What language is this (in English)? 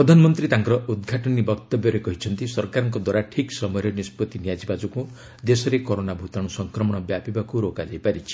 Odia